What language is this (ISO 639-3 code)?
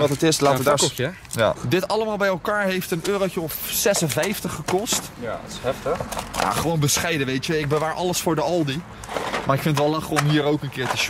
nld